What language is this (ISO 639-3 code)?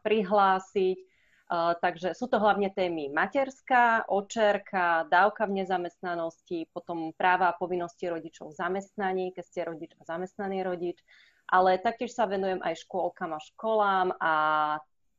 slk